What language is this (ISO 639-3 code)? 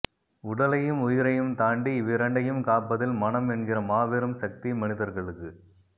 tam